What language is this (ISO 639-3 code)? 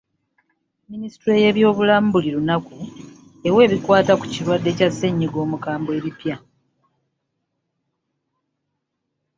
lug